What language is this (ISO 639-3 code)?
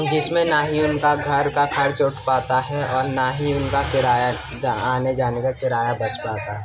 urd